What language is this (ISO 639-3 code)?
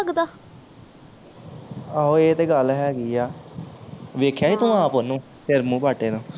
pan